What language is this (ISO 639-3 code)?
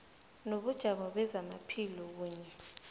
nbl